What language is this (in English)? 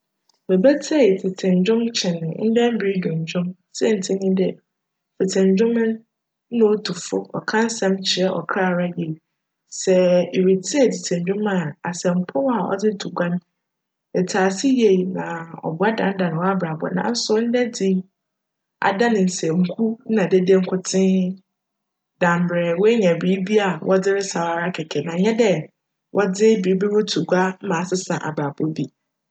Akan